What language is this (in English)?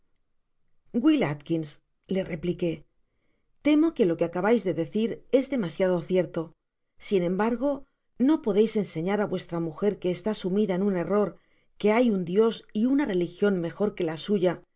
Spanish